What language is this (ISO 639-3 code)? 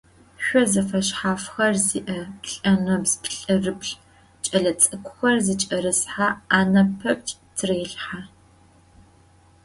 ady